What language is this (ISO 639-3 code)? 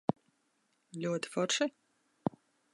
lav